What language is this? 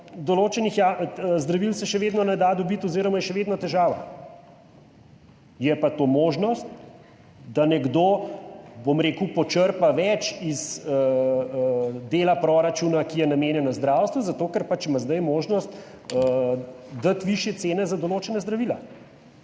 Slovenian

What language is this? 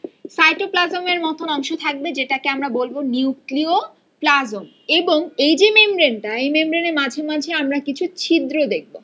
Bangla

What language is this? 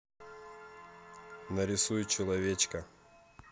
Russian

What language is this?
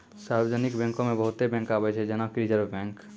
Maithili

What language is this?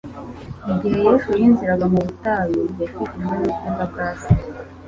Kinyarwanda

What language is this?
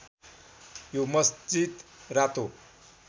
Nepali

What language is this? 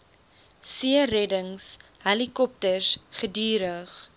Afrikaans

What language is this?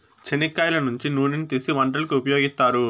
Telugu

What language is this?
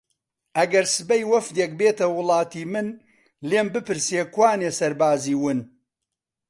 Central Kurdish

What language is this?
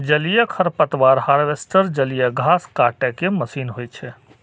Maithili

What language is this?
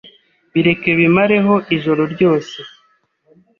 Kinyarwanda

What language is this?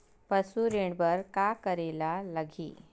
Chhattisgarhi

